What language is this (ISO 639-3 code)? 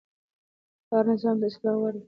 pus